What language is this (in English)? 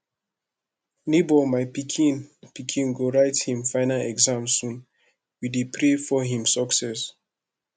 Nigerian Pidgin